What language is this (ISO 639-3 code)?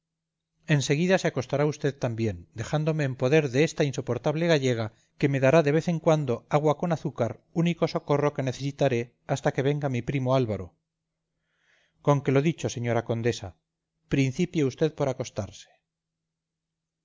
spa